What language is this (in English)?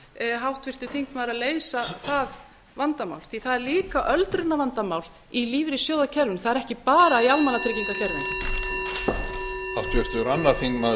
Icelandic